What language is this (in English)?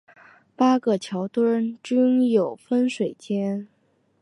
Chinese